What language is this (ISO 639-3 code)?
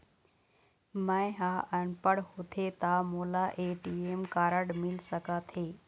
hne